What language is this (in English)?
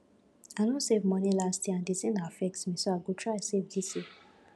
Nigerian Pidgin